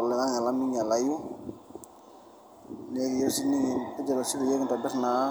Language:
Masai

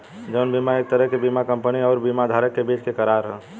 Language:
Bhojpuri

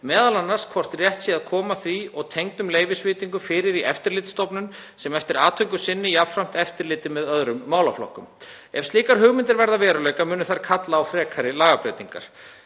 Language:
Icelandic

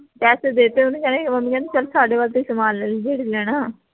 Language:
Punjabi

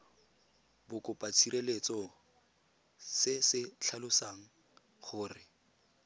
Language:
Tswana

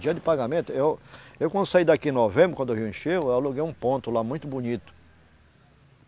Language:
Portuguese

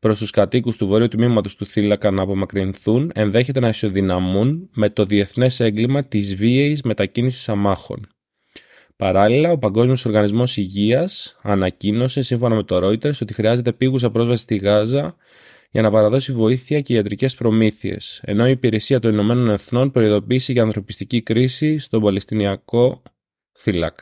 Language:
Greek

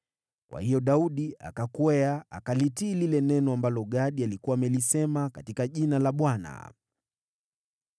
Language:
Swahili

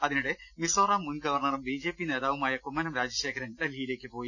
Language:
Malayalam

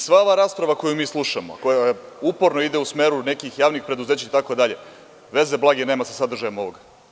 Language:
Serbian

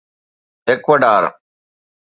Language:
Sindhi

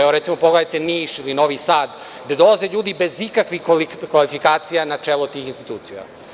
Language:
Serbian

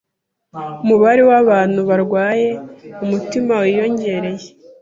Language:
Kinyarwanda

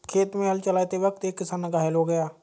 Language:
Hindi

